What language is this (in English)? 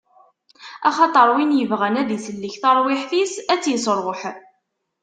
Kabyle